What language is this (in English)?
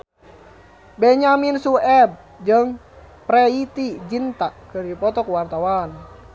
Sundanese